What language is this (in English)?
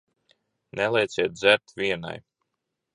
Latvian